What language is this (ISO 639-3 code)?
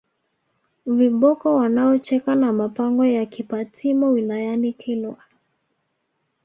swa